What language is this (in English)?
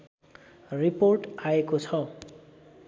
Nepali